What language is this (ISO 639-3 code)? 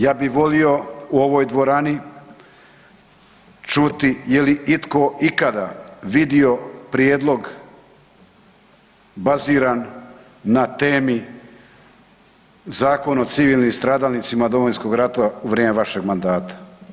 hrv